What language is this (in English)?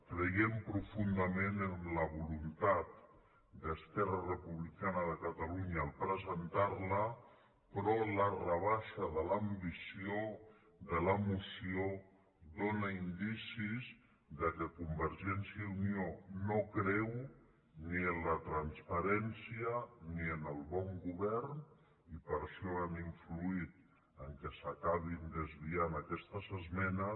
Catalan